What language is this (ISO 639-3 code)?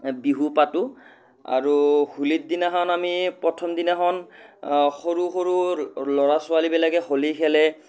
asm